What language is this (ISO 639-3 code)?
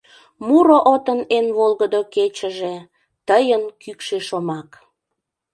chm